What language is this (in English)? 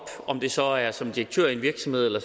Danish